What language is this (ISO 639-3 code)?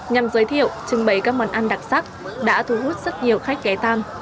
vie